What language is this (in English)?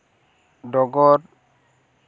Santali